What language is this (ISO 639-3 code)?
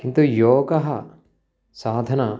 san